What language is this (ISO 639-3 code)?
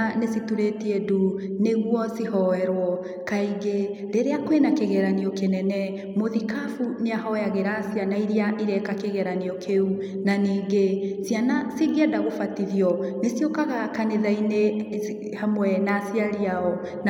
kik